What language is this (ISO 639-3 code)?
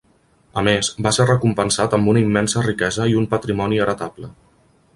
cat